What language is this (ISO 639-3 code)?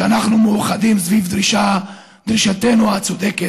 heb